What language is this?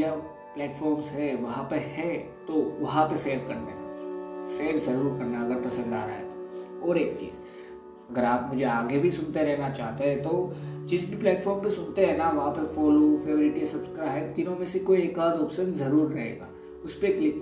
Hindi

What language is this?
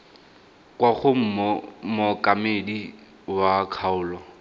Tswana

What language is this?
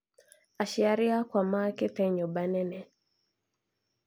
Kikuyu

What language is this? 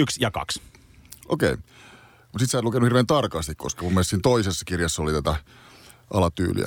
Finnish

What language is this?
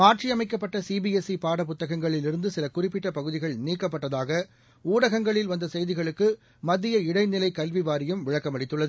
Tamil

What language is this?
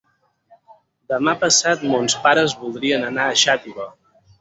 Catalan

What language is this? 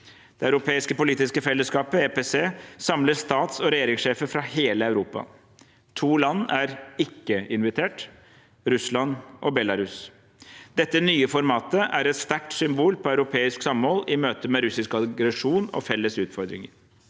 Norwegian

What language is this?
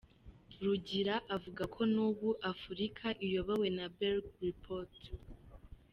Kinyarwanda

